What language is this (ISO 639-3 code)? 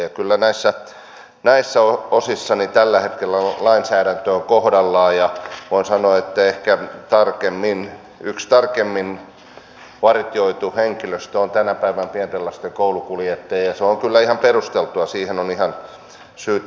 fin